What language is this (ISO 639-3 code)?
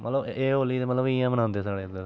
doi